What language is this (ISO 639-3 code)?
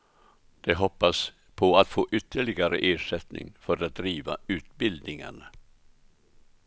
swe